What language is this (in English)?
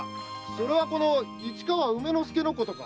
Japanese